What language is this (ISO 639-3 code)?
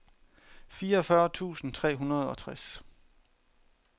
dan